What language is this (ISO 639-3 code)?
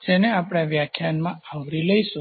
guj